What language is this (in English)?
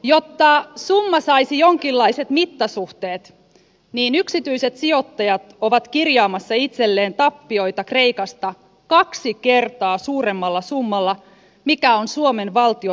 Finnish